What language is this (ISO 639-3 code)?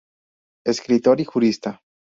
spa